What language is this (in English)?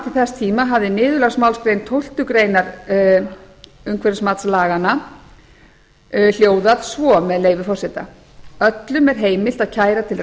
Icelandic